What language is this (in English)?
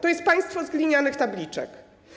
Polish